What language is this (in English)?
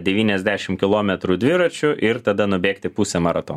Lithuanian